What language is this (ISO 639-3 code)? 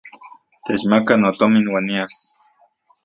ncx